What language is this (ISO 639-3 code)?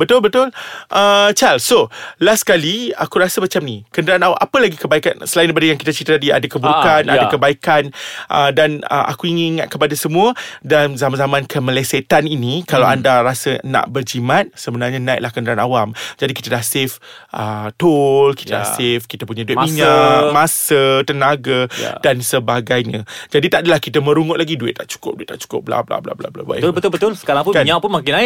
msa